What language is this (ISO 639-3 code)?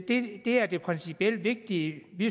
dan